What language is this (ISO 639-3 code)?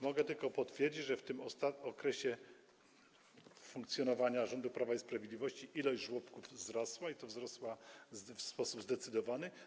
pol